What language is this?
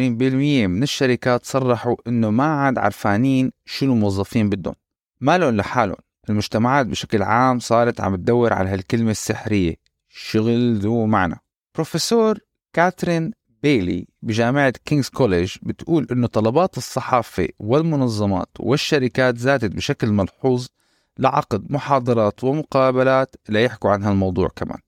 Arabic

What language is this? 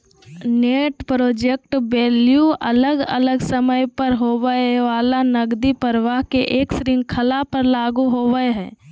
Magahi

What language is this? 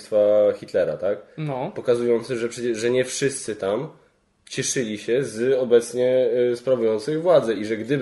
Polish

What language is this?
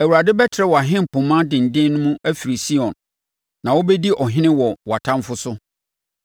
Akan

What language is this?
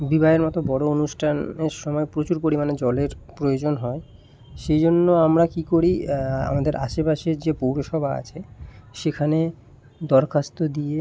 Bangla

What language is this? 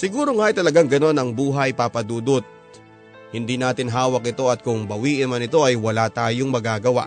Filipino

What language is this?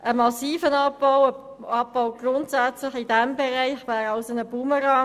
Swiss German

